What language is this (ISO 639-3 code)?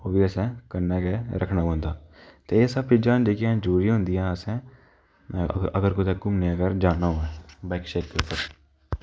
doi